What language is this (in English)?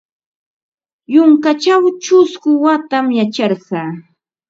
Ambo-Pasco Quechua